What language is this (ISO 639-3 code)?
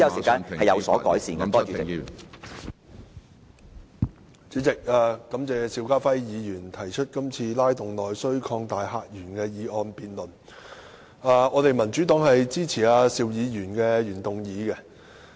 yue